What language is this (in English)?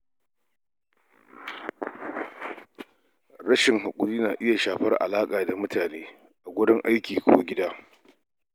Hausa